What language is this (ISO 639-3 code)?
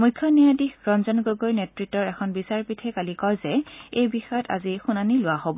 asm